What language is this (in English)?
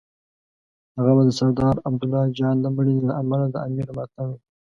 Pashto